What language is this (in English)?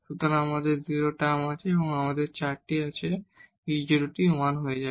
Bangla